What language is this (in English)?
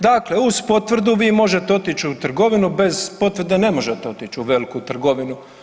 Croatian